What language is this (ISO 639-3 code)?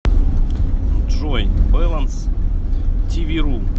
rus